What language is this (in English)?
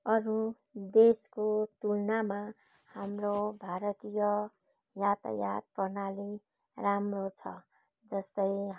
Nepali